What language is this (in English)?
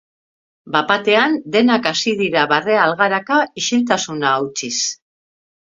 Basque